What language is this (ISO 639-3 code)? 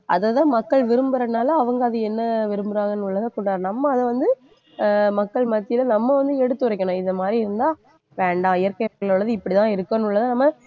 tam